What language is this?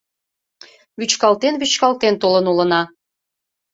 Mari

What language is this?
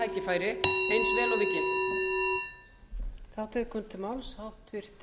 Icelandic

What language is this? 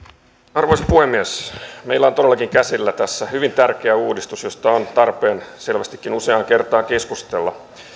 Finnish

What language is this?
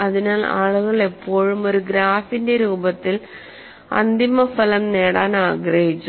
Malayalam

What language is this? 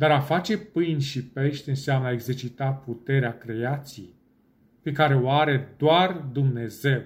Romanian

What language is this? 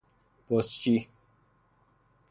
Persian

